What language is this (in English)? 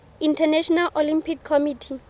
Southern Sotho